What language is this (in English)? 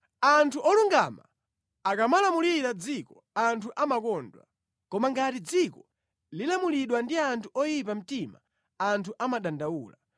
Nyanja